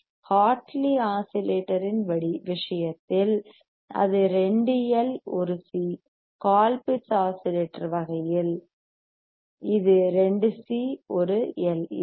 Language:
Tamil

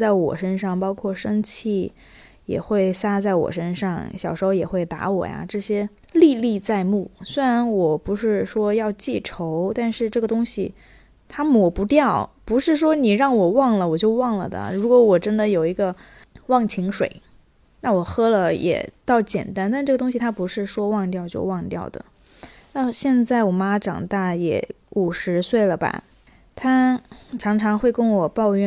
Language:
Chinese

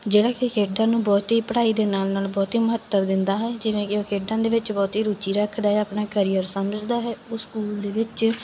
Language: Punjabi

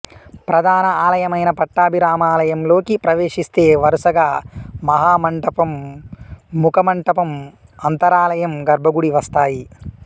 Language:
Telugu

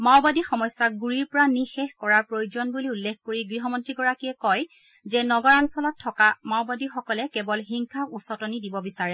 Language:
Assamese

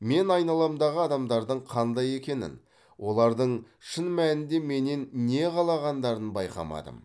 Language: Kazakh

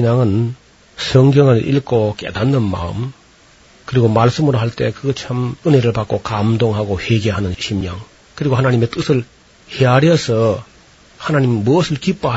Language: Korean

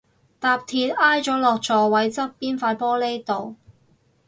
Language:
Cantonese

